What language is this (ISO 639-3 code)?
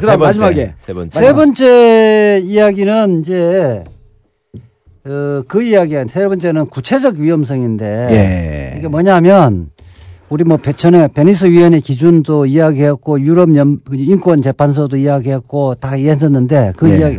kor